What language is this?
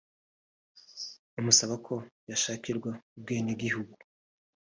Kinyarwanda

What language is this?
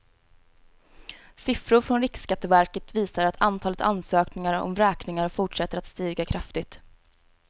Swedish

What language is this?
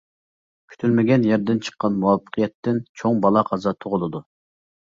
Uyghur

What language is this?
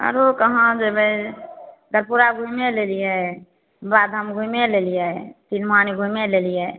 Maithili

